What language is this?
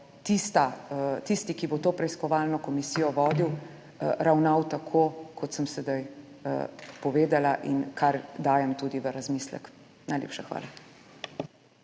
Slovenian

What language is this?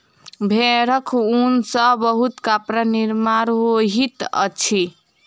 Maithili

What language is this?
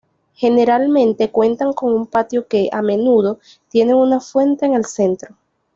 Spanish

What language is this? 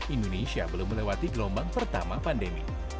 Indonesian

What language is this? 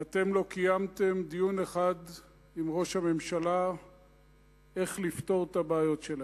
Hebrew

